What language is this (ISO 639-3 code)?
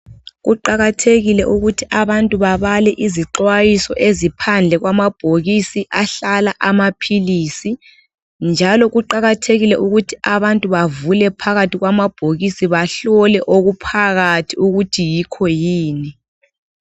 nde